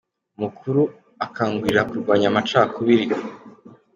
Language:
Kinyarwanda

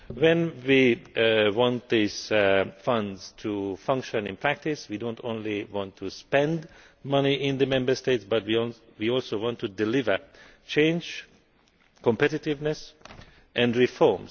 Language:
English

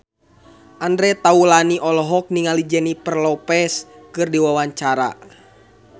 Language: Sundanese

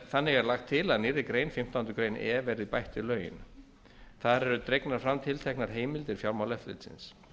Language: Icelandic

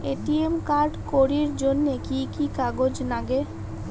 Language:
Bangla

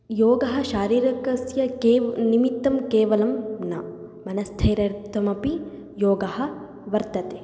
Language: Sanskrit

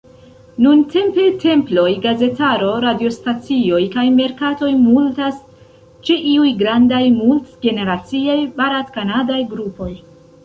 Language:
Esperanto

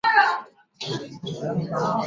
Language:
Chinese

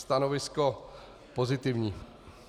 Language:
Czech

